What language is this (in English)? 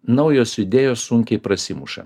Lithuanian